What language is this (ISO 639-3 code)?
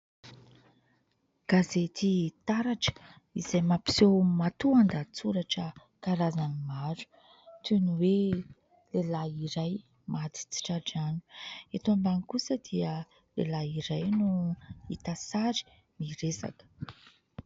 mlg